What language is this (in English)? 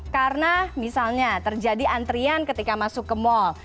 Indonesian